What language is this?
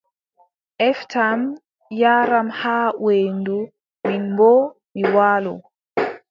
Adamawa Fulfulde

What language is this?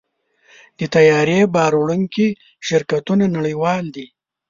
Pashto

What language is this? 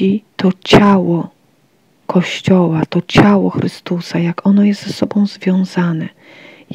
Polish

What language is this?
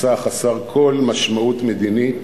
Hebrew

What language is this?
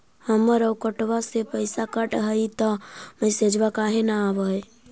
Magahi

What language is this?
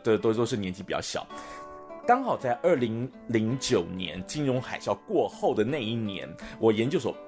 Chinese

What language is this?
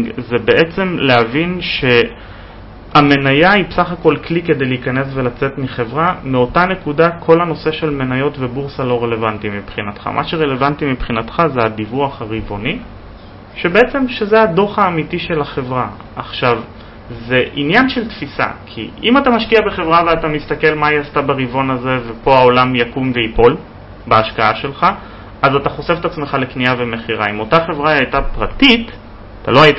Hebrew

